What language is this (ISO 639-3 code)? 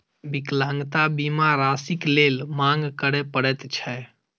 mai